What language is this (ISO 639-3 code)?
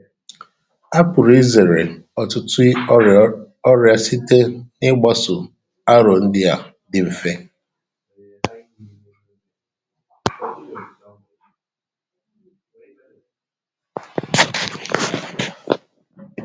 ibo